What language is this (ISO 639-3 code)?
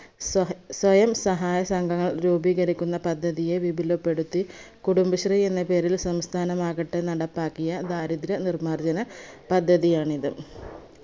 mal